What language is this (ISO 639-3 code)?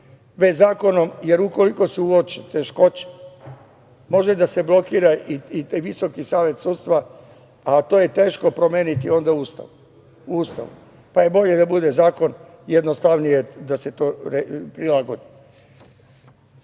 srp